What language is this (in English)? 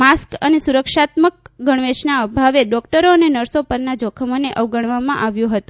Gujarati